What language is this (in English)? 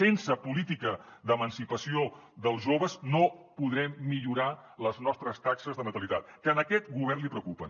Catalan